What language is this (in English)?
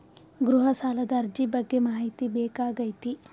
Kannada